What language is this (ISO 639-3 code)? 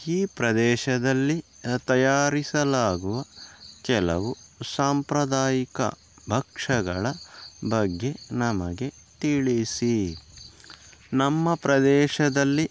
kan